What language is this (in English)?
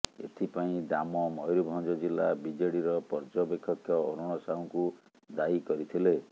Odia